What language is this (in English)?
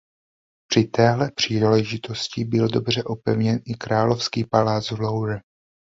Czech